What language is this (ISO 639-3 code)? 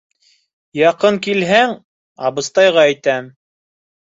bak